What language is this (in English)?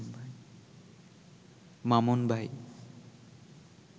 Bangla